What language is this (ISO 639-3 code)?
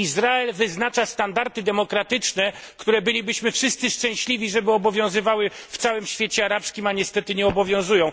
pol